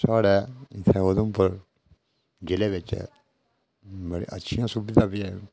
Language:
Dogri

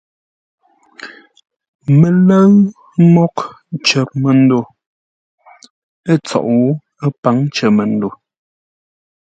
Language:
Ngombale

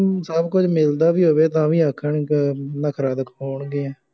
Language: Punjabi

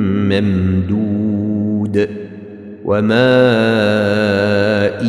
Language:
Arabic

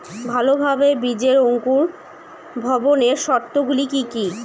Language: Bangla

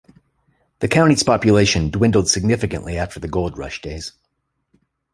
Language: English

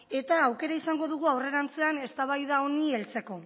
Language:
Basque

